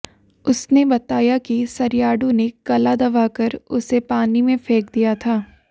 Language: Hindi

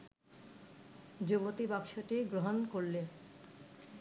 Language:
Bangla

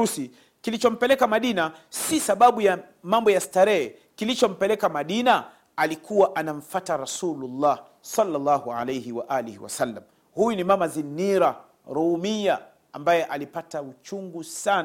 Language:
Swahili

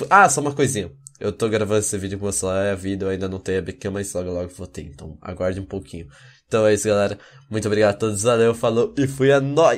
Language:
Portuguese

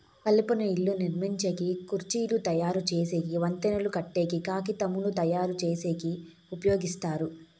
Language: Telugu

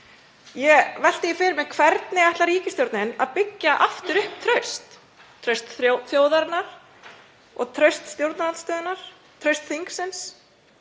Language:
Icelandic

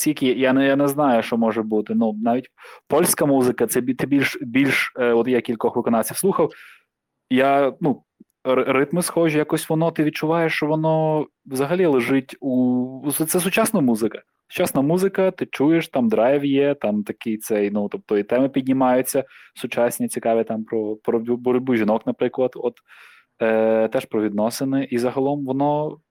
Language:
Ukrainian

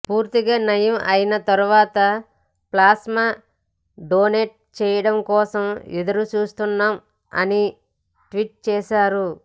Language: Telugu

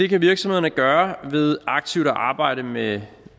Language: Danish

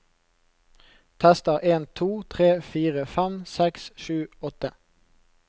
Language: Norwegian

